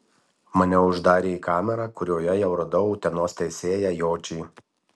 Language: Lithuanian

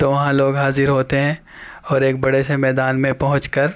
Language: Urdu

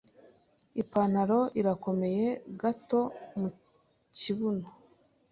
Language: Kinyarwanda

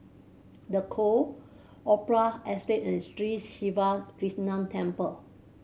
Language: English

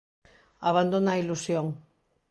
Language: Galician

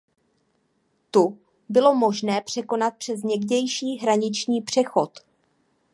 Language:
Czech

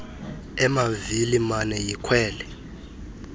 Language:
Xhosa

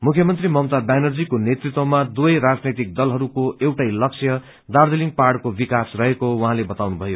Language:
Nepali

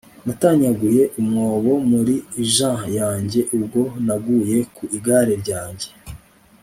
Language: Kinyarwanda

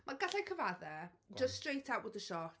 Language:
Welsh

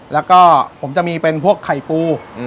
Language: Thai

